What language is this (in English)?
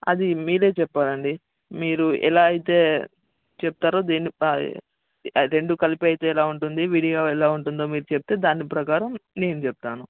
Telugu